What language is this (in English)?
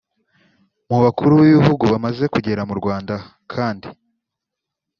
Kinyarwanda